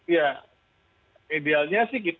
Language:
Indonesian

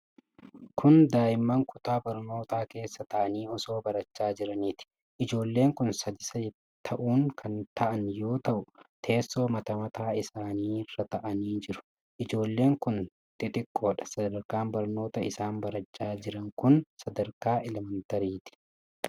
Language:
Oromo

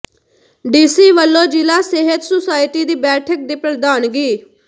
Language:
Punjabi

